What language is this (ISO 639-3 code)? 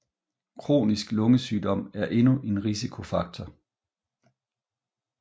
dan